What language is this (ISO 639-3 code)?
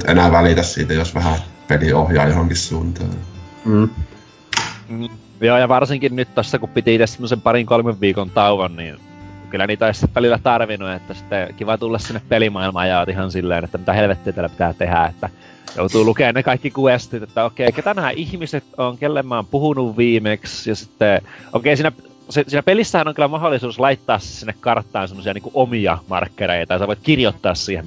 fin